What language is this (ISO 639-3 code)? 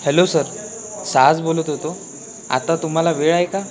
mar